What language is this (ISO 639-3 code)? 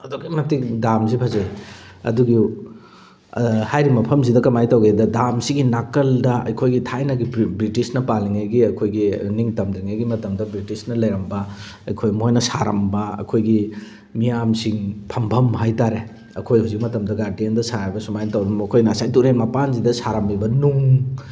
mni